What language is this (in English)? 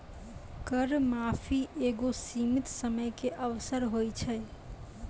Maithili